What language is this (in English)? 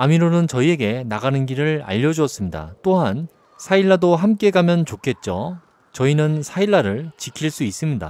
Korean